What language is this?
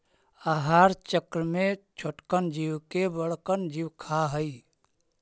Magahi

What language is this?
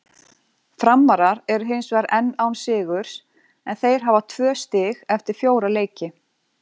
Icelandic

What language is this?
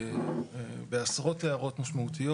Hebrew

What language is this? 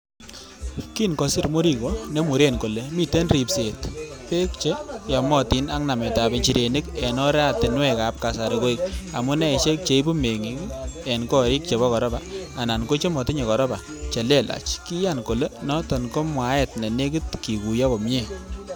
Kalenjin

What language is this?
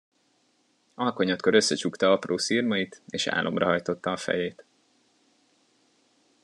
Hungarian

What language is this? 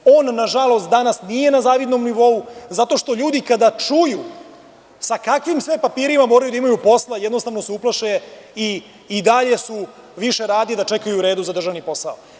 Serbian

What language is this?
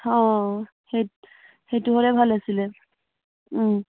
Assamese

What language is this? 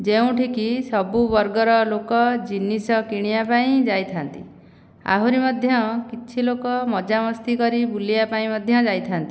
Odia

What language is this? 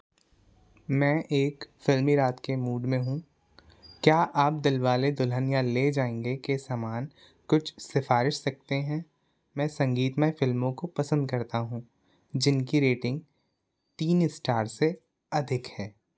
Hindi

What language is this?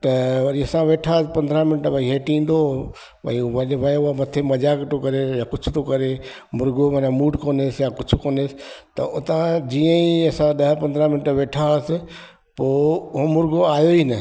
Sindhi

